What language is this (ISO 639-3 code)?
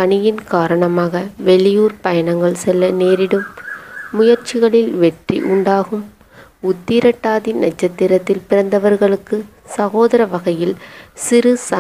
kor